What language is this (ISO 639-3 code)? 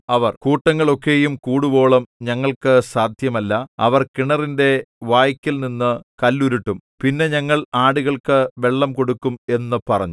mal